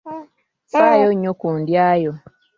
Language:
Ganda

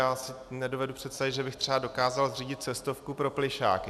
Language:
Czech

